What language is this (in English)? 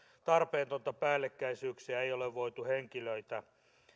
Finnish